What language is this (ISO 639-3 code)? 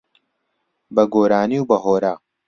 ckb